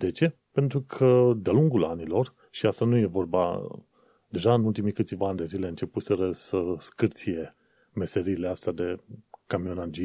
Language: Romanian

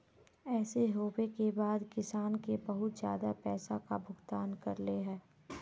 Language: Magahi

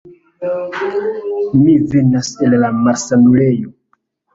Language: Esperanto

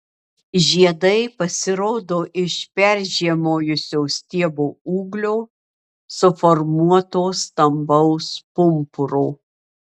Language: Lithuanian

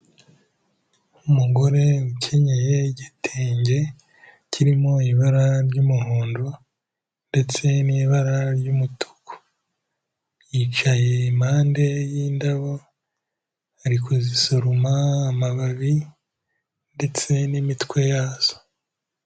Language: Kinyarwanda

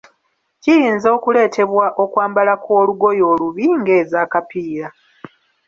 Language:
Ganda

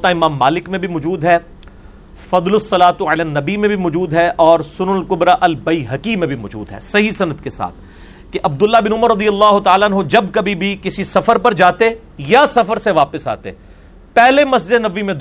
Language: Urdu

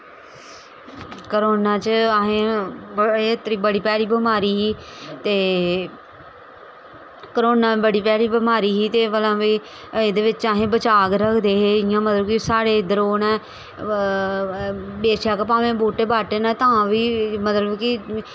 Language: Dogri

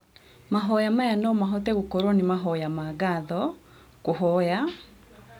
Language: Kikuyu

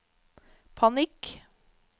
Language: Norwegian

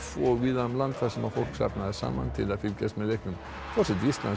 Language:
Icelandic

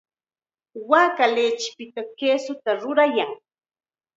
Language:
Chiquián Ancash Quechua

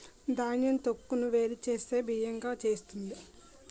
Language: Telugu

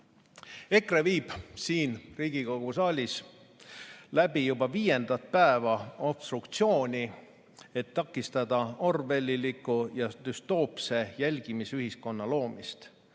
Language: Estonian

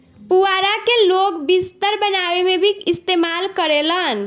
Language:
Bhojpuri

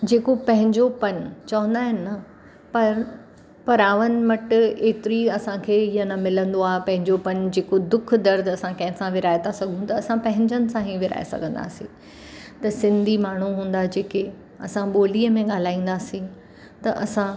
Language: Sindhi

